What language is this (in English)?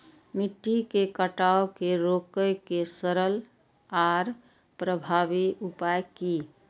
Maithili